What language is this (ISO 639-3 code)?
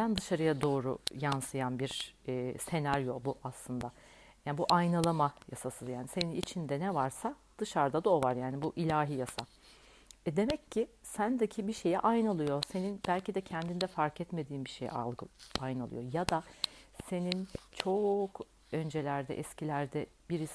tur